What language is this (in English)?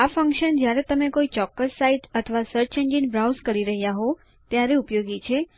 Gujarati